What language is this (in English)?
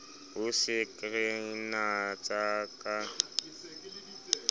Southern Sotho